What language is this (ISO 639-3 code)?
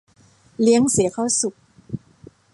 tha